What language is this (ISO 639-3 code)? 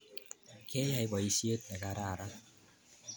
kln